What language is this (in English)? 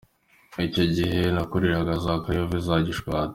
Kinyarwanda